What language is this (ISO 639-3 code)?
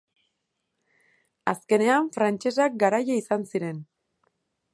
eus